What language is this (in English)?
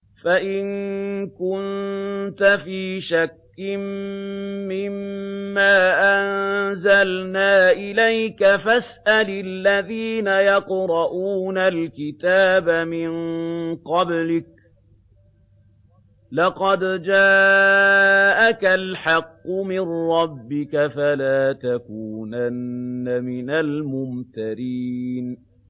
Arabic